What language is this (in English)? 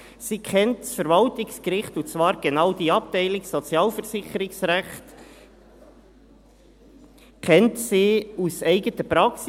Swiss German